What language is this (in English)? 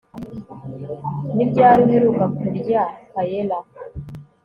Kinyarwanda